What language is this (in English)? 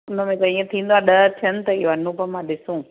Sindhi